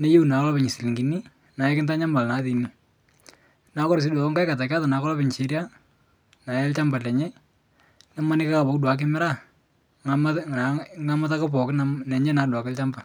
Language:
Masai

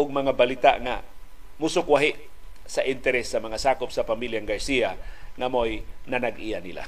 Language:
Filipino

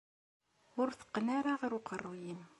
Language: Kabyle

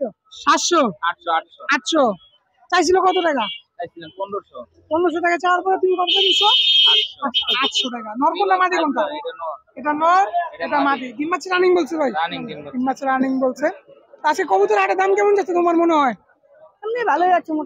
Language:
Bangla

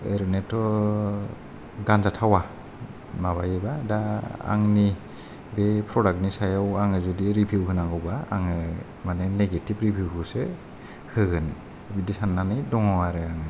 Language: Bodo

